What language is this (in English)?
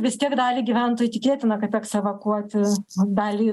Lithuanian